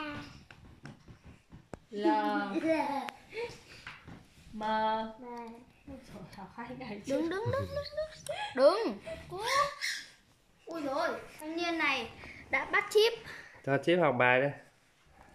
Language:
Vietnamese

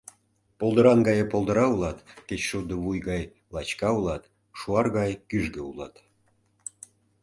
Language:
Mari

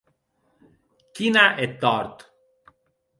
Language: Occitan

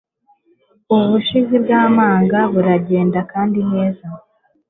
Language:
Kinyarwanda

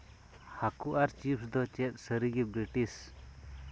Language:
Santali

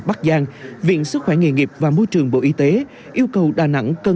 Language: Vietnamese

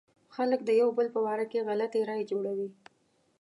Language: Pashto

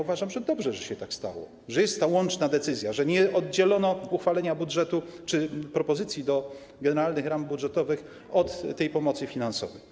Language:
Polish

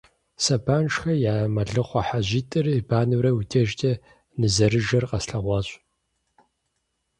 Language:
Kabardian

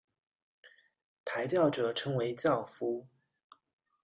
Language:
Chinese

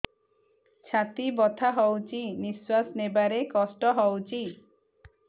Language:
Odia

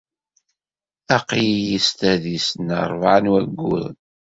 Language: Kabyle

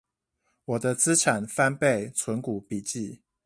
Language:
Chinese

